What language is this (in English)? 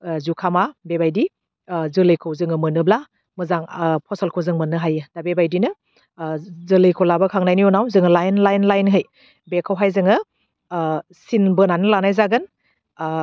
Bodo